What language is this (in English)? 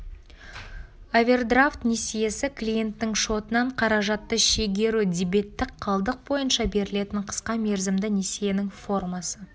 Kazakh